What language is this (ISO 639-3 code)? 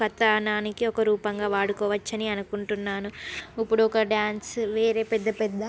tel